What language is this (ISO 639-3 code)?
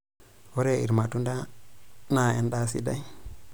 mas